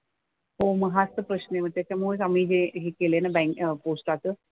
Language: Marathi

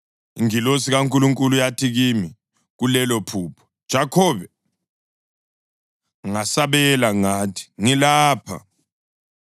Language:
North Ndebele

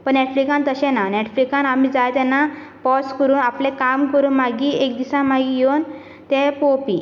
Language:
Konkani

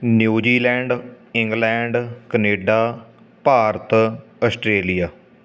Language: Punjabi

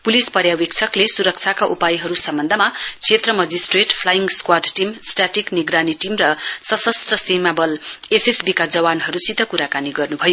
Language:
Nepali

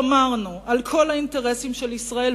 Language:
Hebrew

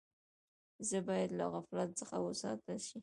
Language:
Pashto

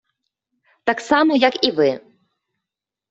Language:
Ukrainian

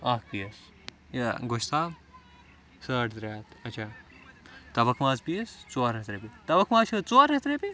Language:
Kashmiri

